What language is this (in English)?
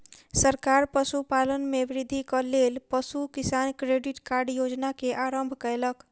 Maithili